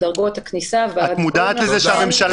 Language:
Hebrew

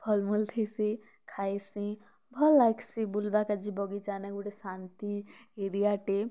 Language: Odia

